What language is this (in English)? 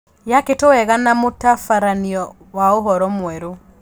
Kikuyu